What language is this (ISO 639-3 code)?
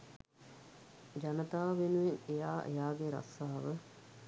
sin